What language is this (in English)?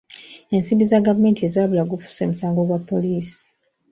Ganda